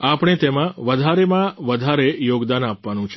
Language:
Gujarati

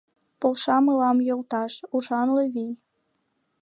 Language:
Mari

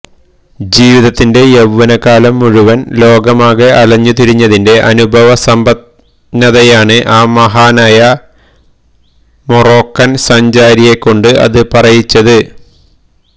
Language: Malayalam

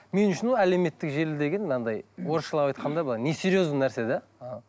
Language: Kazakh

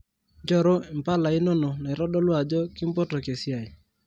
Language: Masai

